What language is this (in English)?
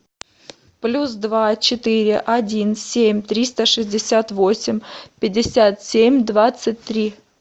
Russian